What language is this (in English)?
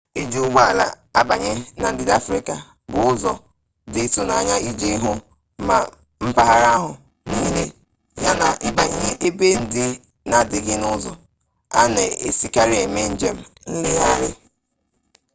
Igbo